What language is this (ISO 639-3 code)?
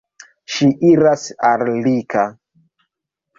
epo